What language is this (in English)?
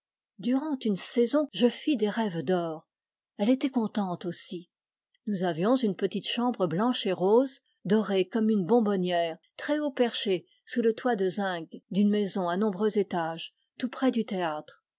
French